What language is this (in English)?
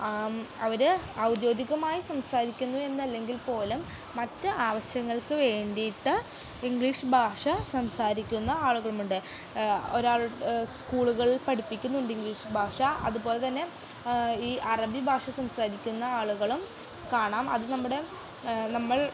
Malayalam